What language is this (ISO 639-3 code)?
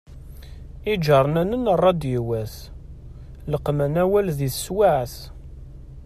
kab